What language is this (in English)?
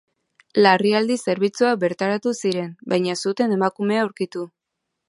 Basque